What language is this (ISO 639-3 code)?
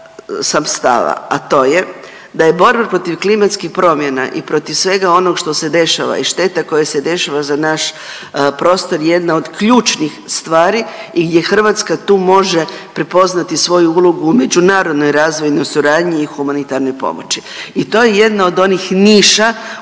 hrv